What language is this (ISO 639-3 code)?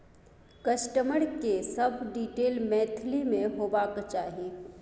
mai